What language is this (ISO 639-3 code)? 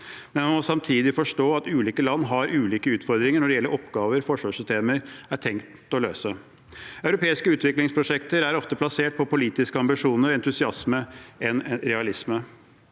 nor